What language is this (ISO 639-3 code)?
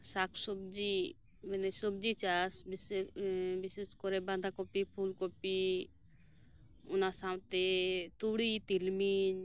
sat